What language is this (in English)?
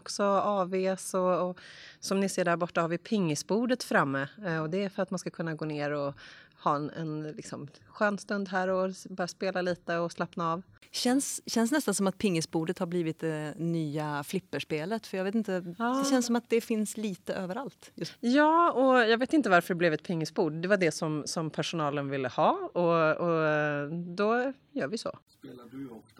Swedish